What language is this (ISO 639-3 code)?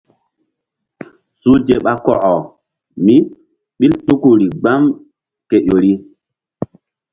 mdd